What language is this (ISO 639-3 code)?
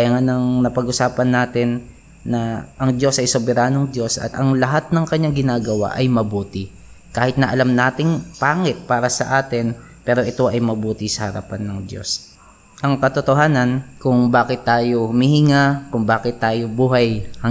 fil